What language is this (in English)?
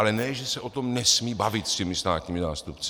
Czech